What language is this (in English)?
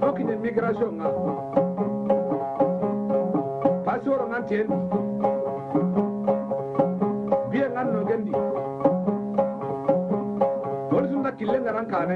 Indonesian